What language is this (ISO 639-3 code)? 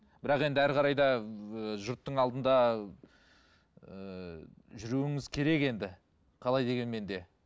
kaz